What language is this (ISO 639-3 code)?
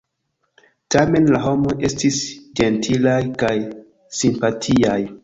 epo